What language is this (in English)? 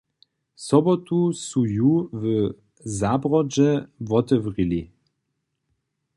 Upper Sorbian